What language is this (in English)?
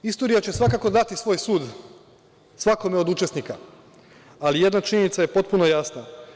Serbian